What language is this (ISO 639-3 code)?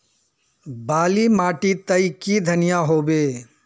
mag